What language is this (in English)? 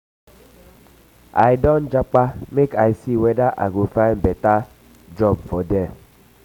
Nigerian Pidgin